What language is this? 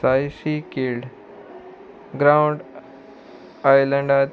Konkani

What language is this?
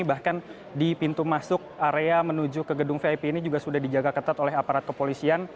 Indonesian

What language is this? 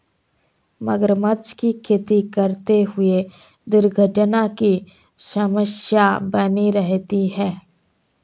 Hindi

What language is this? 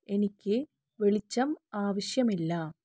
Malayalam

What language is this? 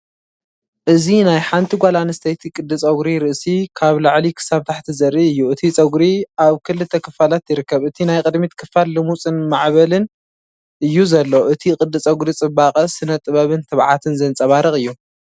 Tigrinya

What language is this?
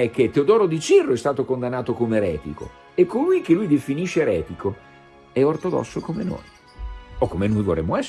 Italian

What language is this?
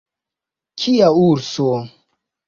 Esperanto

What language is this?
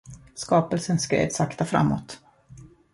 Swedish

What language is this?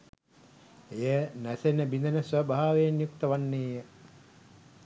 Sinhala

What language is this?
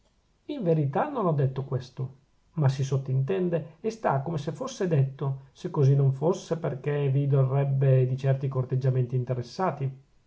Italian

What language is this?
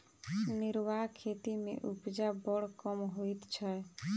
Maithili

